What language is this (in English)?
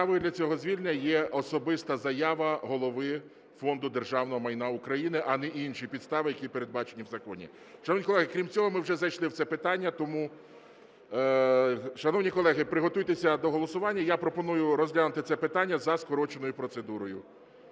Ukrainian